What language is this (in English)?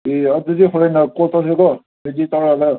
Manipuri